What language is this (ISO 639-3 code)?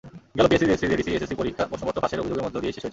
ben